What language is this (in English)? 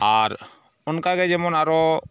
Santali